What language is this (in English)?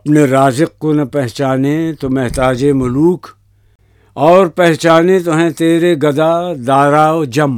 Urdu